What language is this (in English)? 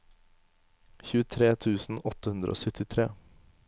Norwegian